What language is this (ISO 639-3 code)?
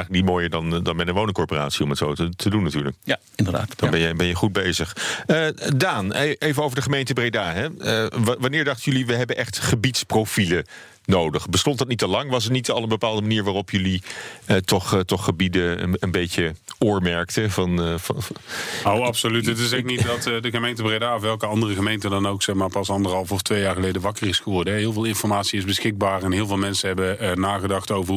nld